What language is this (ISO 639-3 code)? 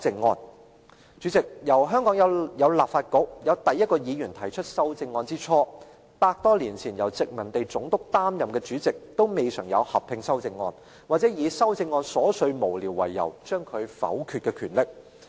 yue